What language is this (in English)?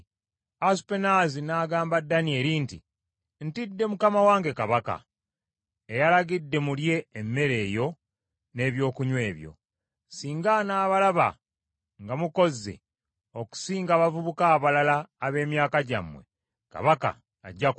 Ganda